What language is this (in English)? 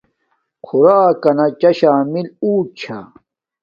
Domaaki